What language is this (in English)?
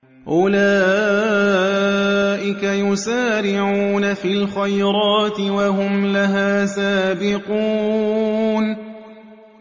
Arabic